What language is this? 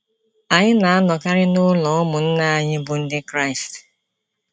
Igbo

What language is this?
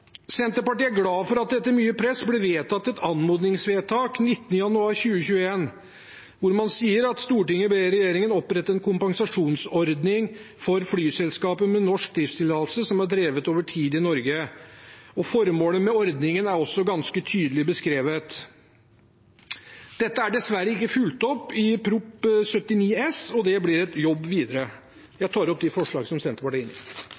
Norwegian Bokmål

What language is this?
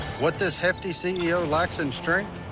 English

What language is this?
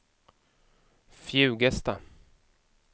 Swedish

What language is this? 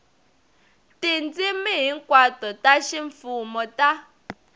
Tsonga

